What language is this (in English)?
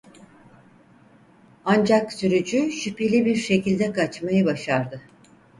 Turkish